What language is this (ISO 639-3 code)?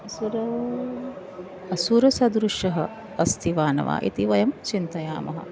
san